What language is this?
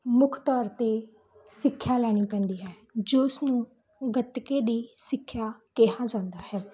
Punjabi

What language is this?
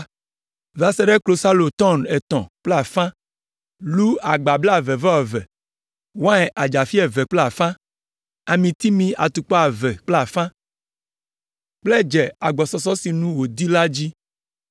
Ewe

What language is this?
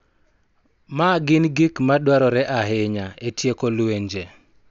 Luo (Kenya and Tanzania)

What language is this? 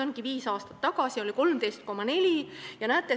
Estonian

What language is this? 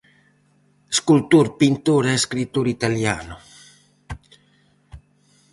Galician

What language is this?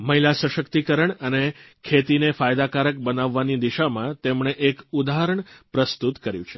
Gujarati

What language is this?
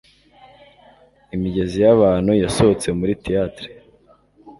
Kinyarwanda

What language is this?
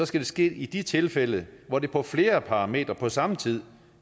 Danish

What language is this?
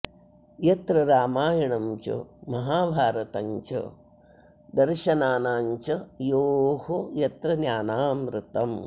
Sanskrit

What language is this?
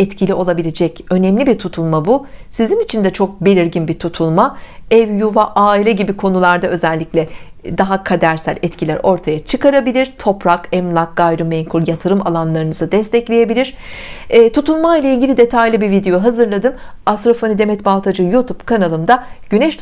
Turkish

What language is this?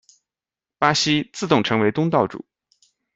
Chinese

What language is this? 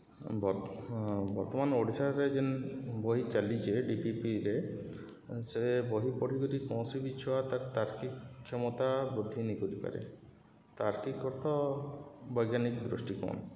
Odia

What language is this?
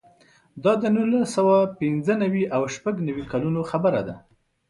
Pashto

